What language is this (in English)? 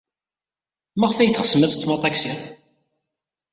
Kabyle